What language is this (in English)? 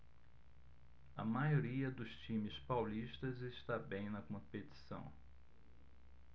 Portuguese